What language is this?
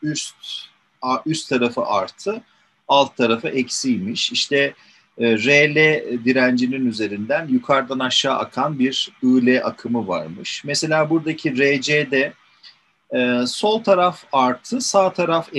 Turkish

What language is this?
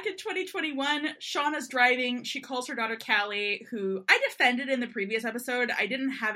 English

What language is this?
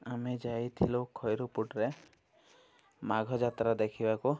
Odia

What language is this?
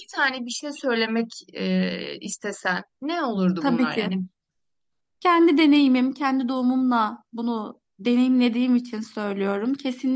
Turkish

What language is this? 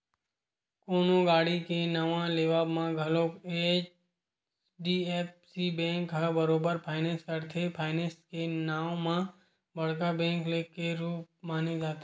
Chhattisgarhi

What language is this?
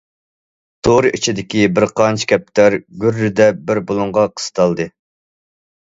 Uyghur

